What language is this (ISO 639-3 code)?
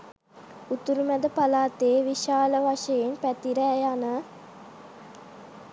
sin